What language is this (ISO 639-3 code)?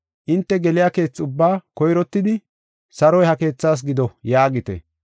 gof